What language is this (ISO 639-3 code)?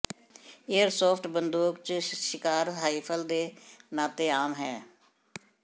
pan